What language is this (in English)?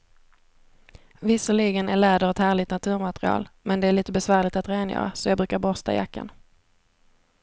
Swedish